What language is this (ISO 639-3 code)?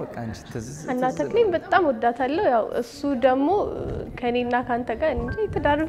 ara